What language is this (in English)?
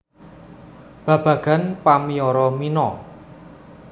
Javanese